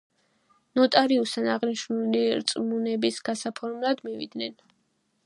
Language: Georgian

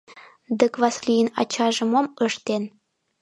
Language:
Mari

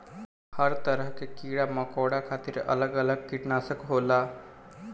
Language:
Bhojpuri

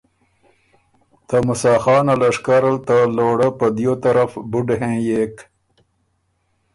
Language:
Ormuri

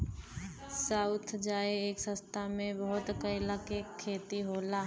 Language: Bhojpuri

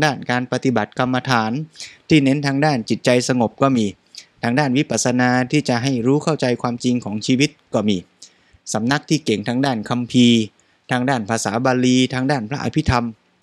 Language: Thai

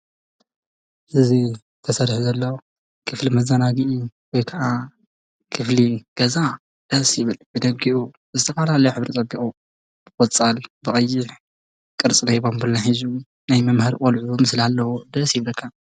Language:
Tigrinya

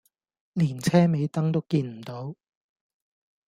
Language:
Cantonese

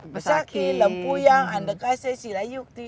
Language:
Indonesian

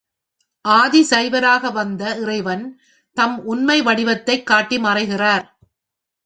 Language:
Tamil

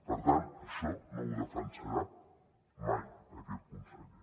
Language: Catalan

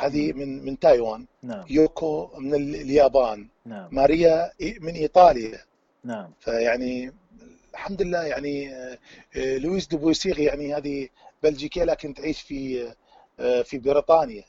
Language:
Arabic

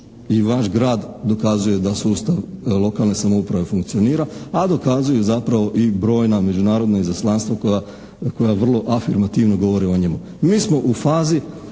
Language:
Croatian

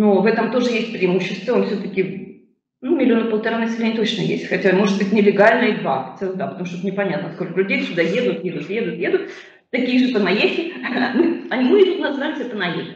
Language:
Russian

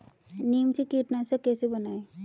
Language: Hindi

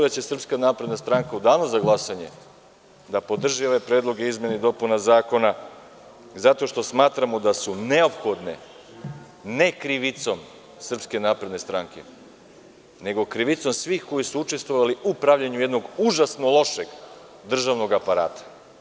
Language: Serbian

